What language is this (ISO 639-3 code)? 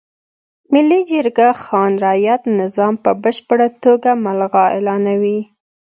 pus